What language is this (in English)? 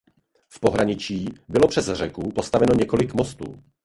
Czech